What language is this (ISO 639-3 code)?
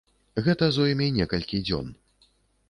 bel